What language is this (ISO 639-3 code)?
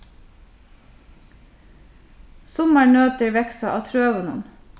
fao